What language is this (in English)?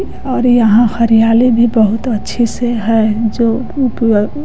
Hindi